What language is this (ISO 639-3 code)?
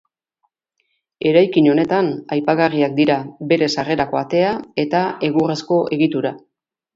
eus